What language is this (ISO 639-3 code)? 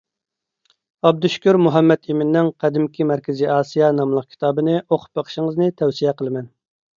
uig